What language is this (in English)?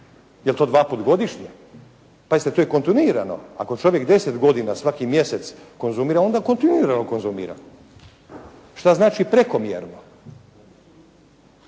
Croatian